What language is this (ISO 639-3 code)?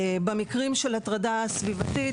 heb